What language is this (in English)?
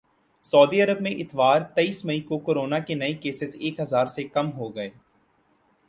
Urdu